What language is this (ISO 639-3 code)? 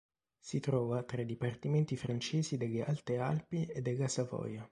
ita